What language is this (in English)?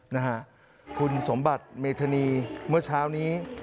Thai